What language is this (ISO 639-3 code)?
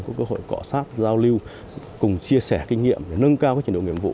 vie